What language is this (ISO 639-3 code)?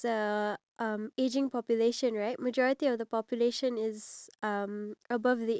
eng